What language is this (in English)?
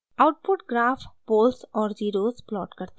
Hindi